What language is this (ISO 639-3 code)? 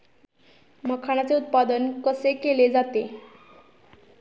mar